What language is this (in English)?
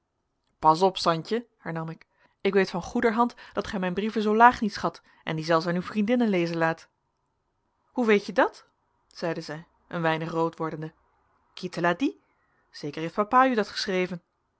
Dutch